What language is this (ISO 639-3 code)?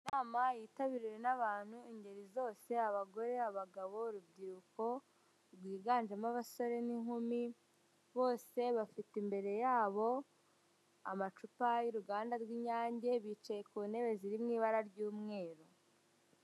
kin